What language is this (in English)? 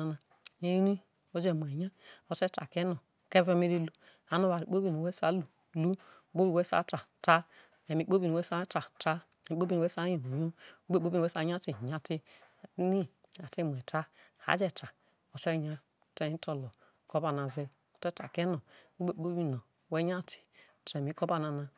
Isoko